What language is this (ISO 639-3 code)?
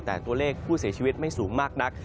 tha